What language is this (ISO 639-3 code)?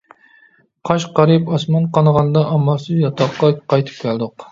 uig